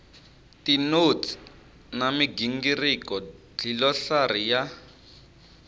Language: Tsonga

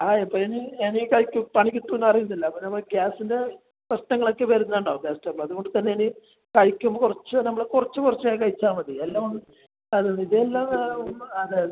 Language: Malayalam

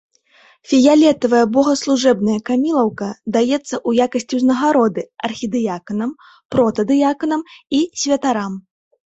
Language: Belarusian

